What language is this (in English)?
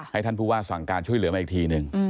Thai